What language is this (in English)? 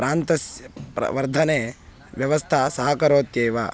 Sanskrit